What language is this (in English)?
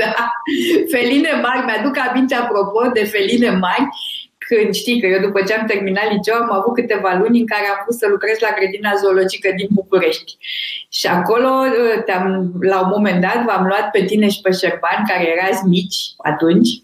Romanian